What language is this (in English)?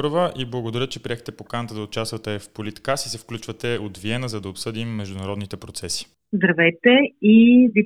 Bulgarian